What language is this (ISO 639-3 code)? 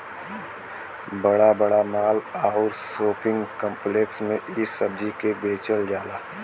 bho